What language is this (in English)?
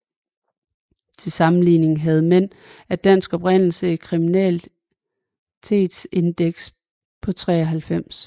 Danish